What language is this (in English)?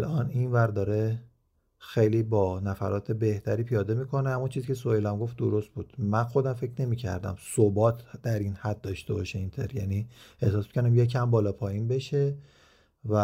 Persian